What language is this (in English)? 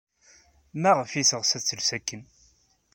Kabyle